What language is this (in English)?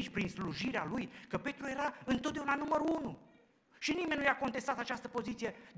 Romanian